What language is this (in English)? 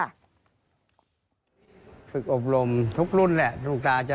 Thai